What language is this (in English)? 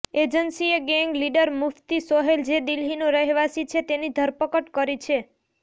Gujarati